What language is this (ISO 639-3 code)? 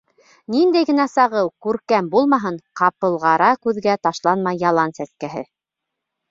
bak